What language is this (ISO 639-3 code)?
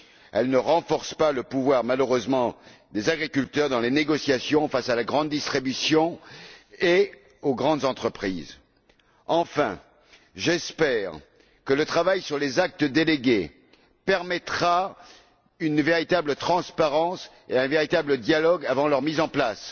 fra